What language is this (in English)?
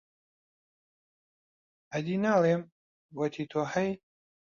Central Kurdish